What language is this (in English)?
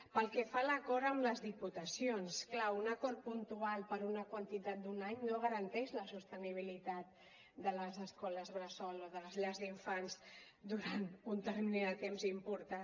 Catalan